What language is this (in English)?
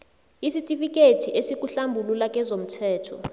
South Ndebele